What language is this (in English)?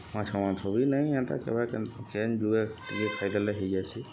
Odia